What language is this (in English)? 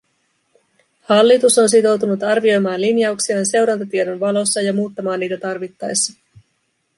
Finnish